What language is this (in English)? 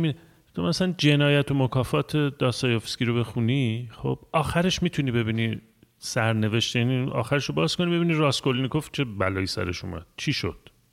Persian